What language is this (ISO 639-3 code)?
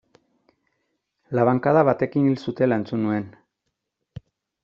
eus